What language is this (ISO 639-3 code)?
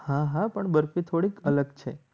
guj